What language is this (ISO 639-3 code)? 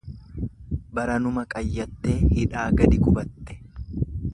orm